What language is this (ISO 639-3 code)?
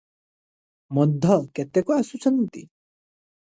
ori